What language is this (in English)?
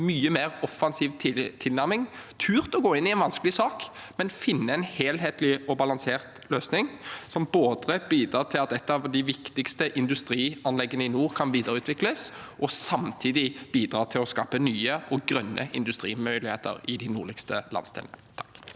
Norwegian